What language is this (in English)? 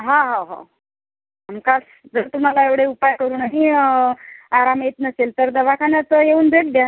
Marathi